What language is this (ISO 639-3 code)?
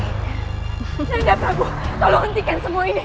ind